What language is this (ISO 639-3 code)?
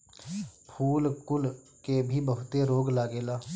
bho